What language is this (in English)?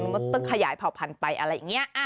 Thai